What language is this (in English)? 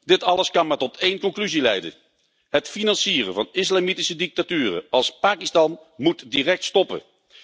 Dutch